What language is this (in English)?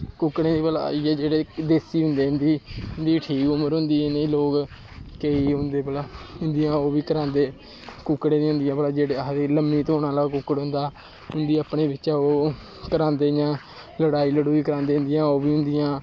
Dogri